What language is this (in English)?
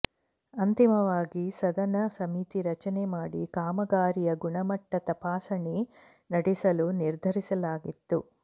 Kannada